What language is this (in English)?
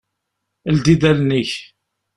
Kabyle